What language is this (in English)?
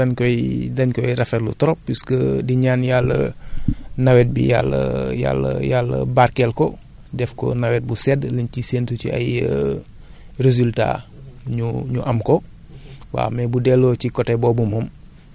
Wolof